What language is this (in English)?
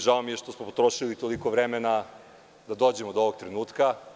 Serbian